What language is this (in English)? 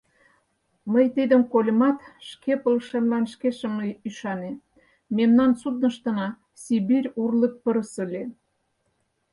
Mari